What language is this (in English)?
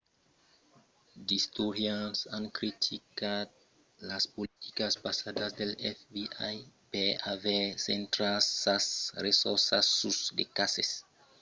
Occitan